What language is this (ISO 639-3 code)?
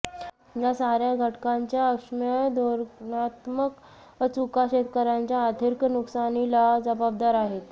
mar